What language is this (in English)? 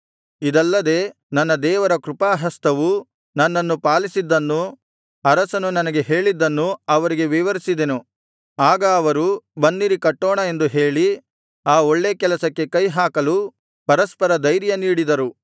Kannada